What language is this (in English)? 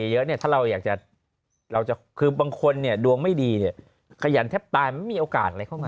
Thai